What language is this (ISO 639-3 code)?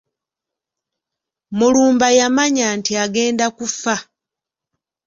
lug